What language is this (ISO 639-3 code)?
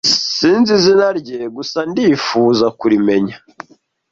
kin